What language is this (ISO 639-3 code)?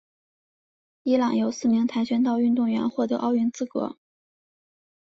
zho